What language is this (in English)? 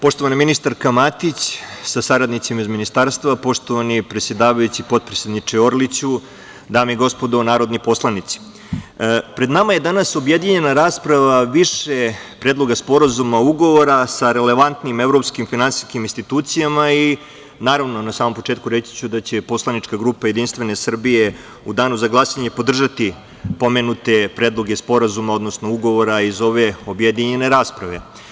Serbian